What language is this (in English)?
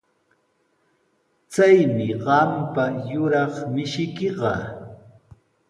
Sihuas Ancash Quechua